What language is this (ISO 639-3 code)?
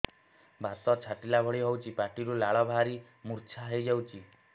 ori